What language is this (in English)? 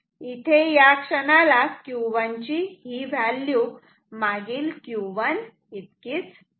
Marathi